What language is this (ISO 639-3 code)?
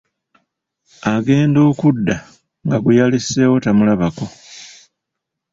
lug